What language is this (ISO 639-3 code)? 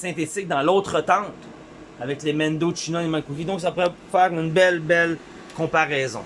fra